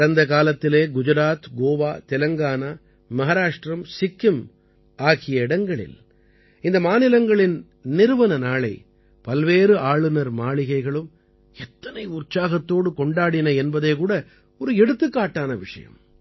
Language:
Tamil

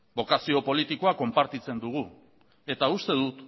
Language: Basque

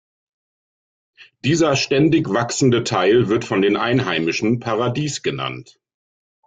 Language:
German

